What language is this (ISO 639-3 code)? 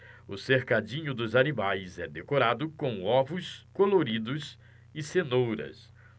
por